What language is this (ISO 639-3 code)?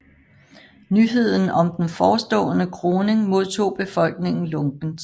dan